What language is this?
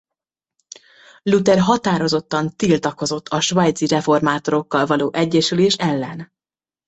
Hungarian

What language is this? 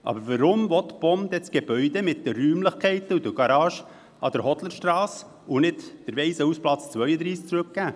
Swiss German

